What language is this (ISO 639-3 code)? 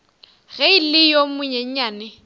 nso